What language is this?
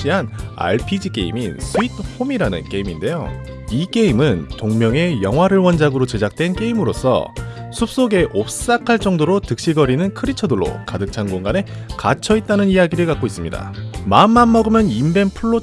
Korean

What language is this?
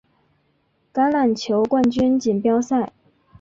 Chinese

